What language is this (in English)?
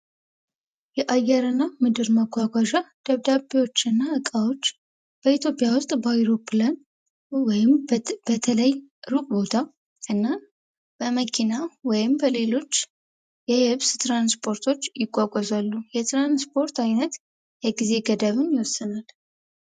Amharic